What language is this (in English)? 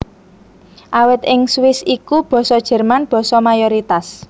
Javanese